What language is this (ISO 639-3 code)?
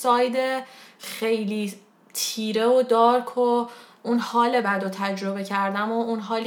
fas